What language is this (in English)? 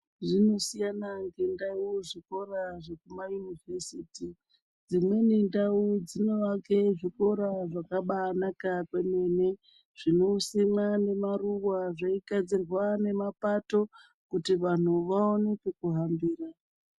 Ndau